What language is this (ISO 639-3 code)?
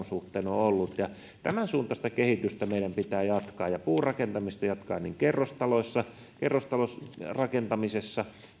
fin